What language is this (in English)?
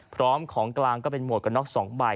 Thai